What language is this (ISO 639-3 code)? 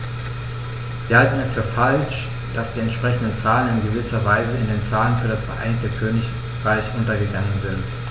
deu